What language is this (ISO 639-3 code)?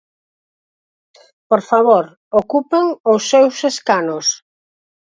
glg